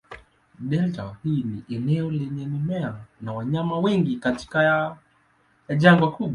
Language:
Swahili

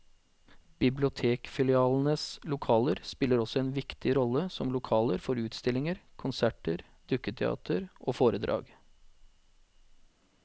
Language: Norwegian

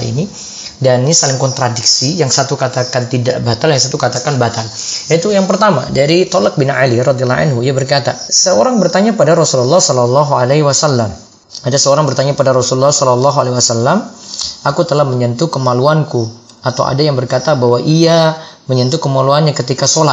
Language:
Indonesian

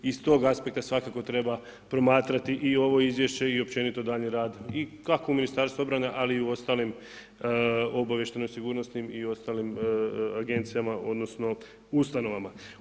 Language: Croatian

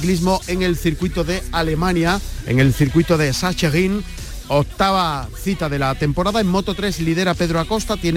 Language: Spanish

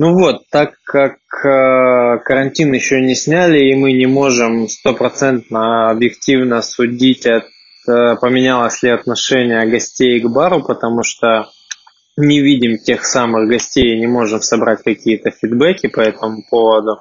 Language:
Russian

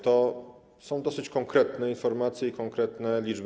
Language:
Polish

